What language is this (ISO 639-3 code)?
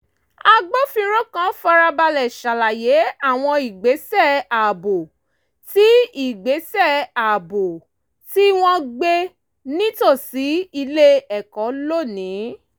yor